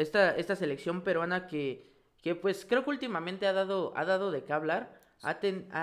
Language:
Spanish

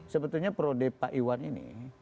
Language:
Indonesian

